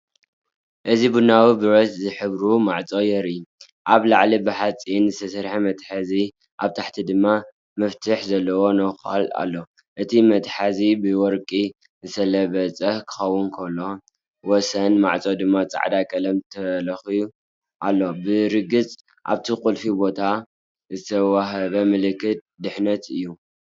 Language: Tigrinya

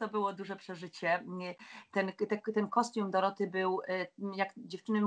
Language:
Polish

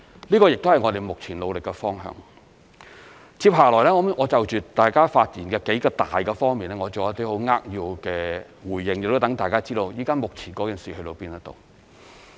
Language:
Cantonese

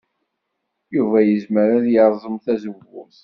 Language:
Kabyle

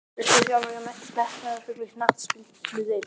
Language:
Icelandic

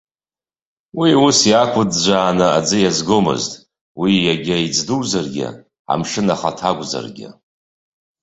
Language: Abkhazian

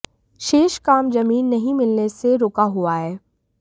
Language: Hindi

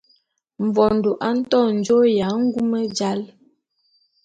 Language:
Bulu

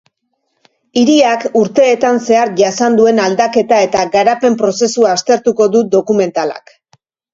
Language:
Basque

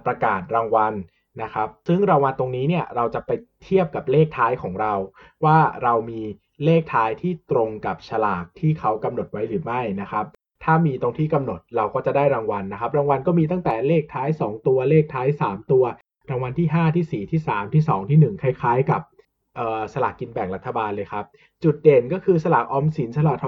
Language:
Thai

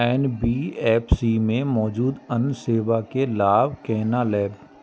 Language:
Maithili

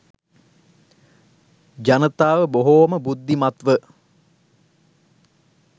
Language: Sinhala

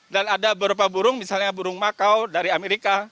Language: Indonesian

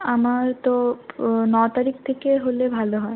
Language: Bangla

